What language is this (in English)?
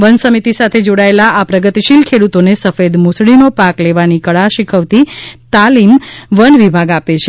Gujarati